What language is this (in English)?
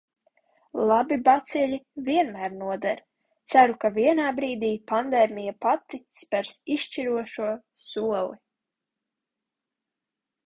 Latvian